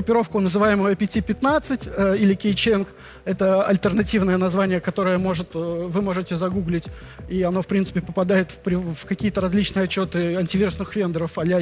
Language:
Russian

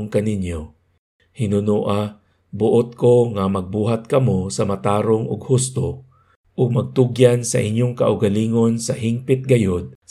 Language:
Filipino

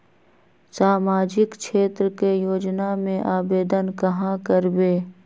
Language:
Magahi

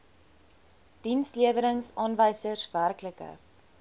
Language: Afrikaans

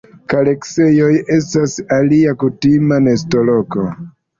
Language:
Esperanto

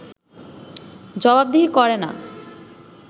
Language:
Bangla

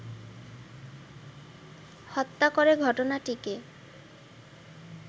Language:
Bangla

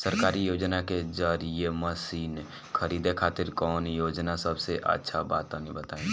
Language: Bhojpuri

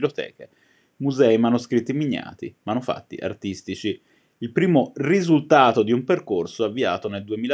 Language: Italian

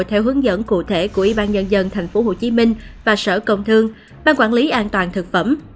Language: Vietnamese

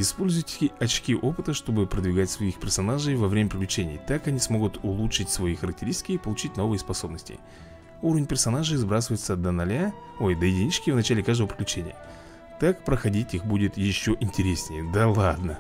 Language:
Russian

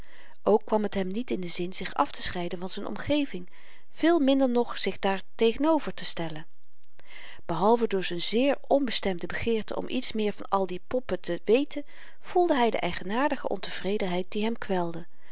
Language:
Dutch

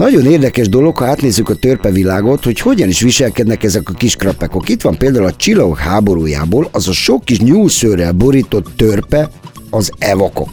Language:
Hungarian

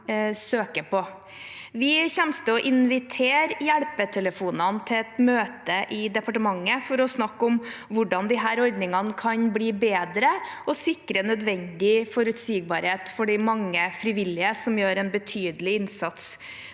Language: Norwegian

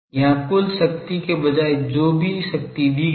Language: Hindi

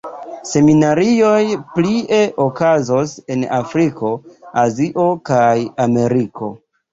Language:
Esperanto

